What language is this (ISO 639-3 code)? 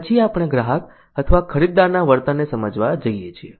guj